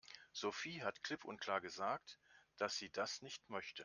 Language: German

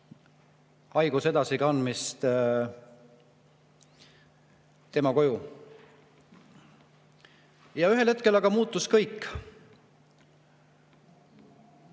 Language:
Estonian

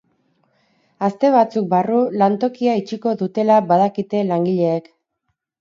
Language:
Basque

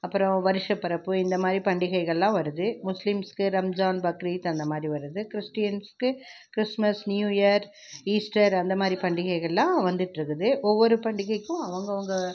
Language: Tamil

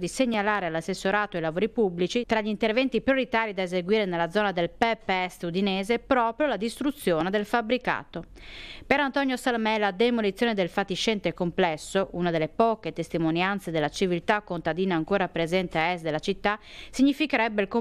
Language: Italian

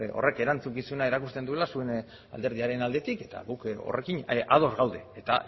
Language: Basque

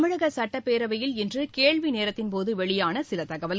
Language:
Tamil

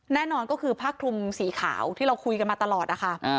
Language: Thai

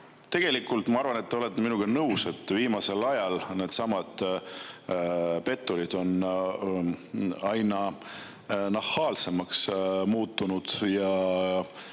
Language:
Estonian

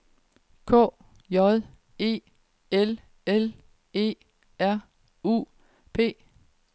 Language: Danish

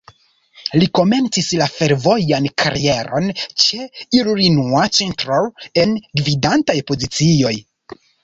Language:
Esperanto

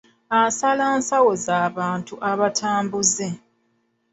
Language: Ganda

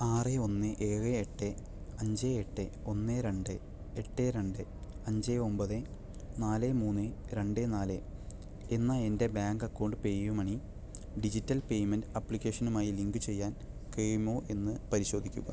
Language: Malayalam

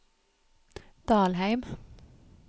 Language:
Norwegian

